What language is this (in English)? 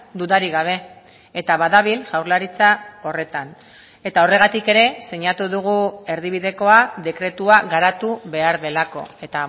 Basque